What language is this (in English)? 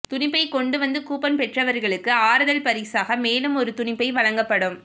Tamil